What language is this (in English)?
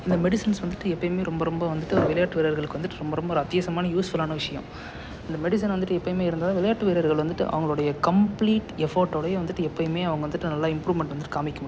Tamil